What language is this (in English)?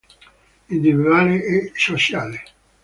Italian